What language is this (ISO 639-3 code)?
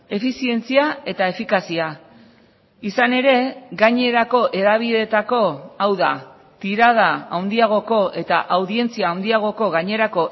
eus